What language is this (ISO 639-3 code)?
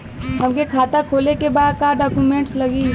bho